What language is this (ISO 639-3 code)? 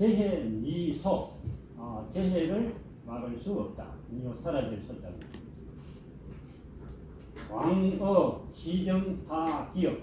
kor